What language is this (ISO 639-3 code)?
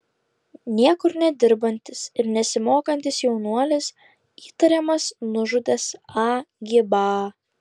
lit